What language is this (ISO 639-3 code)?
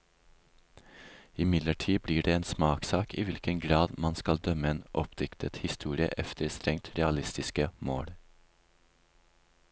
nor